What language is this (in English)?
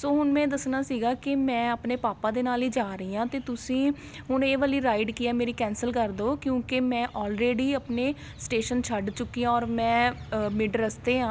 Punjabi